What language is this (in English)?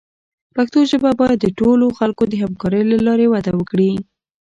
Pashto